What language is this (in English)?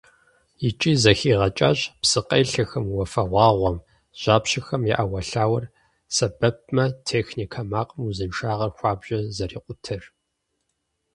Kabardian